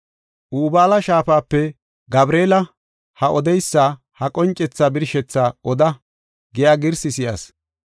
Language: Gofa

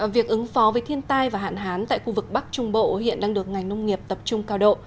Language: Vietnamese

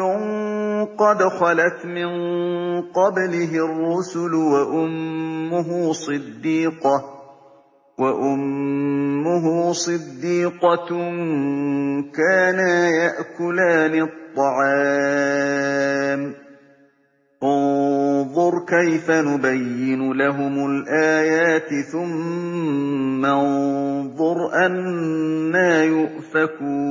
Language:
Arabic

